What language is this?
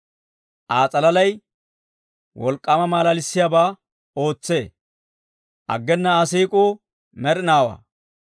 Dawro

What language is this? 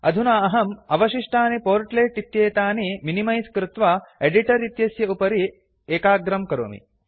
Sanskrit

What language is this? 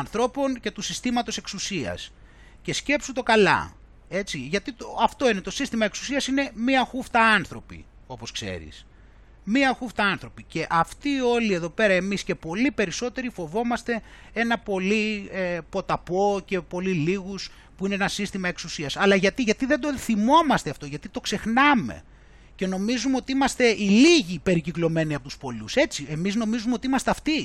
Greek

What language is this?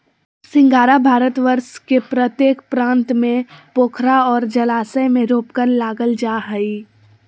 Magahi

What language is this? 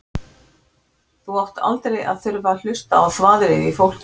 Icelandic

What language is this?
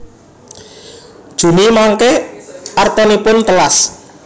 Javanese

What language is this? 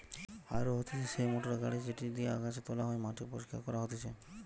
Bangla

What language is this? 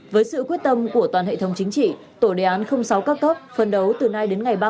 Vietnamese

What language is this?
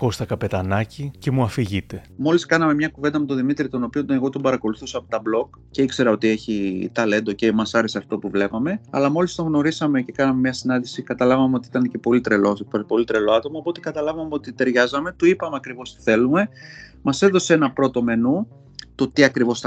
Greek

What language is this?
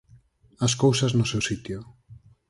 Galician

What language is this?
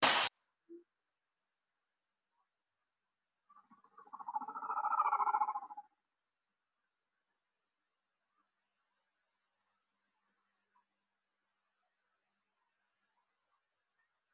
Somali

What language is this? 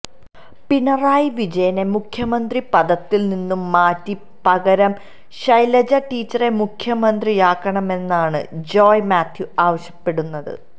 Malayalam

